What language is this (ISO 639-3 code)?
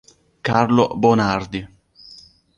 ita